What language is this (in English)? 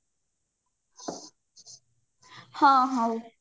Odia